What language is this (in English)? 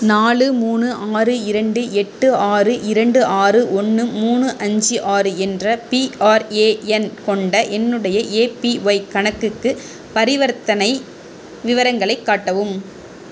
Tamil